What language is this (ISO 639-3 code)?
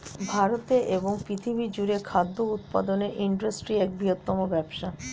ben